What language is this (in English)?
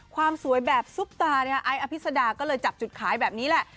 Thai